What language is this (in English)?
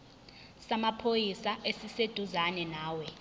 Zulu